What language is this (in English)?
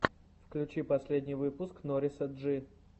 Russian